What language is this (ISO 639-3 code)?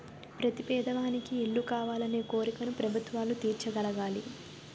tel